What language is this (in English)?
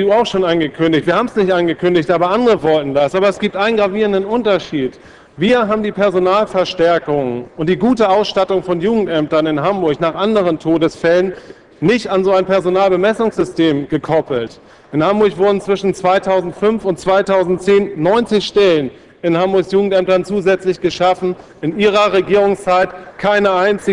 German